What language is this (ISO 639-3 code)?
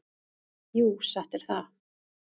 isl